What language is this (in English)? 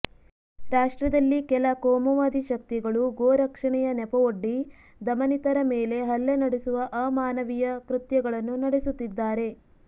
Kannada